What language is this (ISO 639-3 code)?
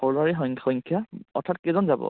asm